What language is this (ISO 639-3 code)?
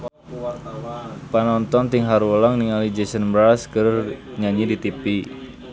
sun